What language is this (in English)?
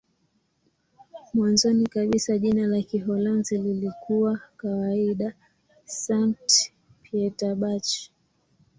Swahili